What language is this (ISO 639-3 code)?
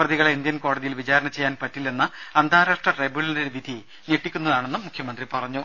mal